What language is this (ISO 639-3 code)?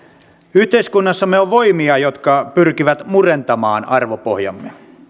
fin